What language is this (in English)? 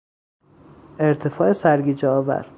Persian